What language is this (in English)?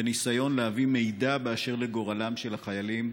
Hebrew